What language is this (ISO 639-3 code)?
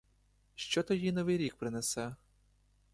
ukr